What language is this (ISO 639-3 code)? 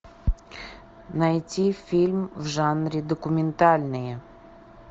rus